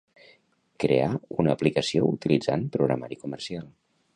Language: Catalan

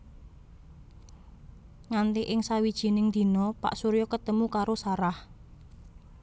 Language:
Javanese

